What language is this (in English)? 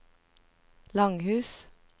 Norwegian